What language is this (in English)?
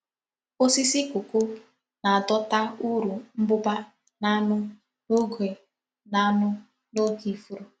Igbo